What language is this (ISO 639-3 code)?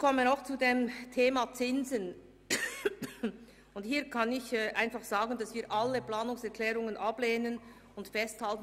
gsw